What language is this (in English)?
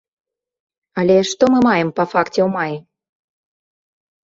Belarusian